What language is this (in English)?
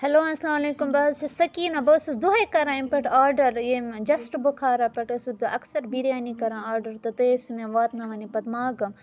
Kashmiri